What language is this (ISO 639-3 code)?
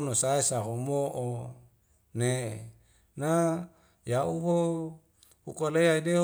weo